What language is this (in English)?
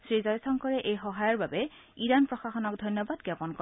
Assamese